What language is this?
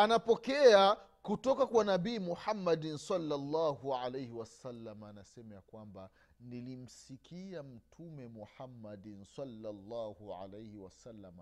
Swahili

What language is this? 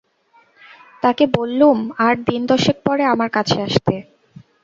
Bangla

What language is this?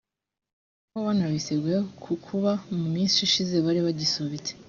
Kinyarwanda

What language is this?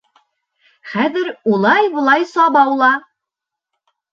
Bashkir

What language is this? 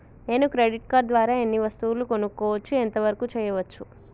Telugu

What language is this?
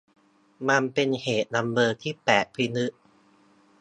Thai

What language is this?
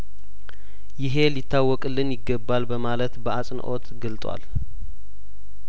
Amharic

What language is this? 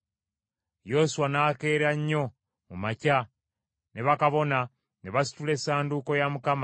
Ganda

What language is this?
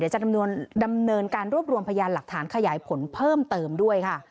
Thai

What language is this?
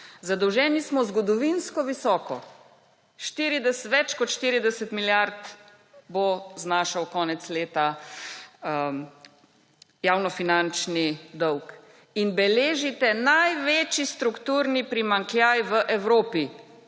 Slovenian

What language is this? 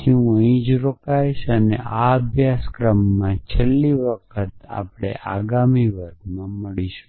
Gujarati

